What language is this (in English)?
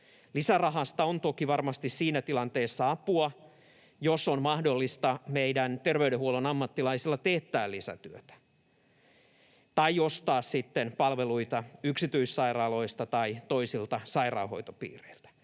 Finnish